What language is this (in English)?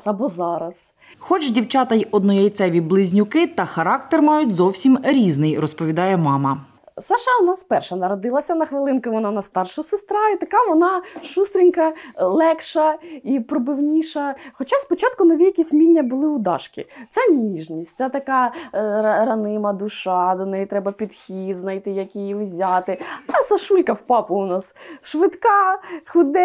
Ukrainian